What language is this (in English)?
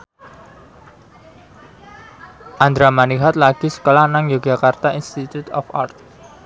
Javanese